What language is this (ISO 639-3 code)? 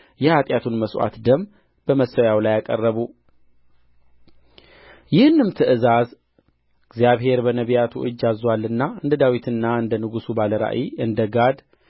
amh